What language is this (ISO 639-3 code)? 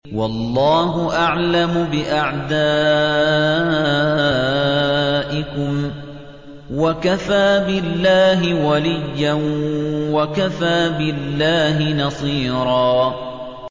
ara